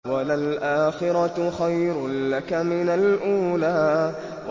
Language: Arabic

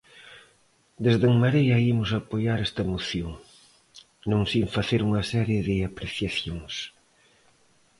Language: Galician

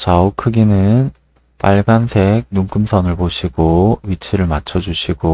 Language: Korean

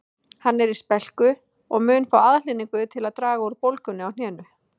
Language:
Icelandic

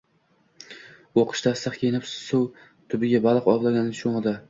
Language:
Uzbek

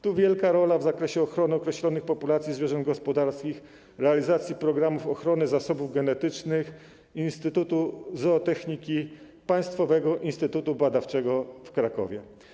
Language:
Polish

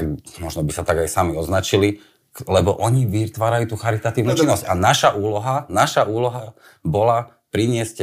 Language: Slovak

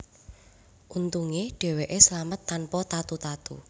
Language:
Javanese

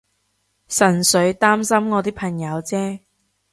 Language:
Cantonese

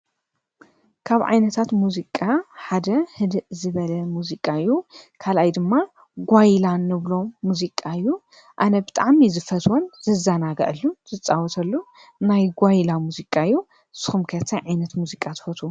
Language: Tigrinya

